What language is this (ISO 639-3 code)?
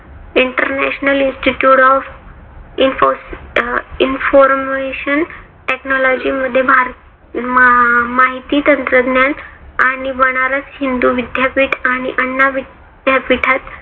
mar